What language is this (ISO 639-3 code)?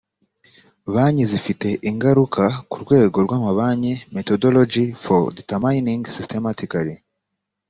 kin